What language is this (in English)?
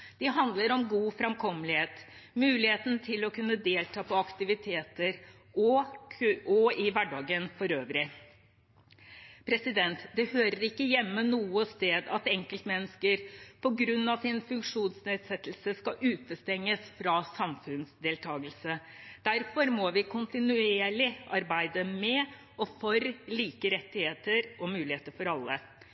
Norwegian Bokmål